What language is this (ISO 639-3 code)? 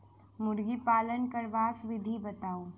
mai